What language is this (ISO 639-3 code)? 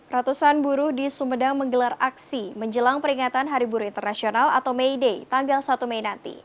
ind